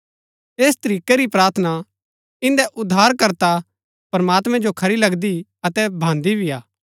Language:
Gaddi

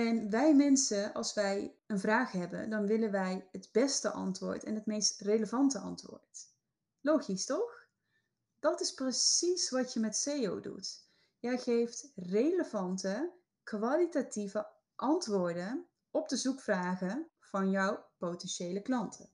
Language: Dutch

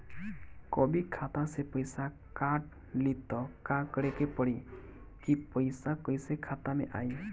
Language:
Bhojpuri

